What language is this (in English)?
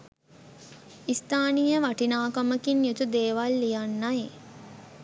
Sinhala